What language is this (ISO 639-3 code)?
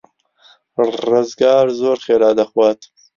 ckb